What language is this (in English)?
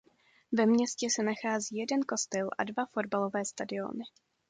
Czech